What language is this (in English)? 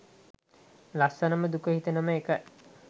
Sinhala